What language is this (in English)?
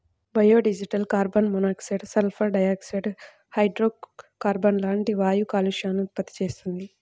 Telugu